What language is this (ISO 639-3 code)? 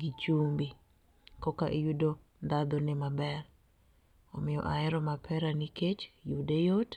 luo